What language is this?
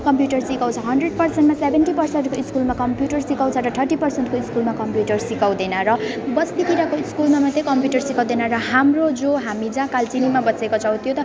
Nepali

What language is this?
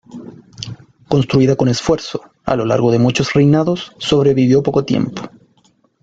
Spanish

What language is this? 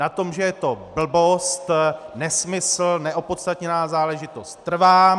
Czech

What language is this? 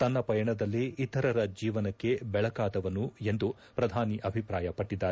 Kannada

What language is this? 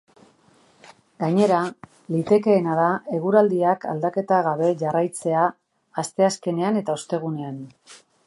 Basque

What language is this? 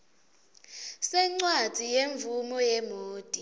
Swati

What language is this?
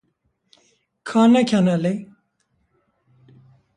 Kurdish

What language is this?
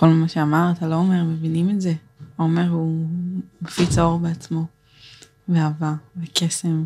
Hebrew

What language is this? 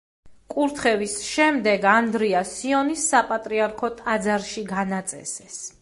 Georgian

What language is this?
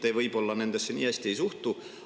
Estonian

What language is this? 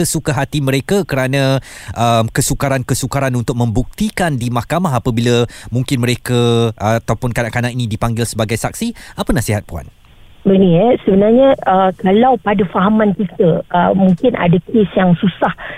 Malay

